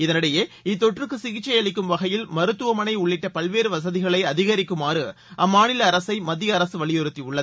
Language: Tamil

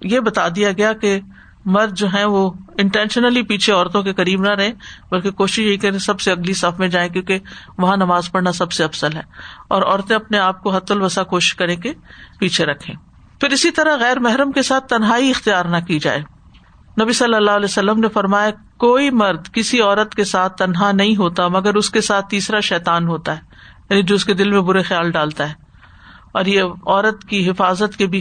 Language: Urdu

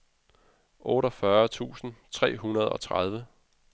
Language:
Danish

